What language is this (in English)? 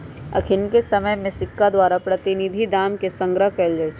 Magahi